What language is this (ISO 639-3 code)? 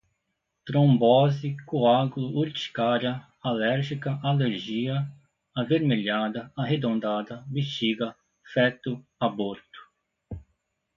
por